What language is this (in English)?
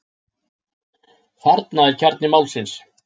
Icelandic